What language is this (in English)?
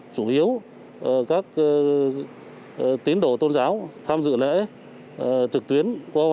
Vietnamese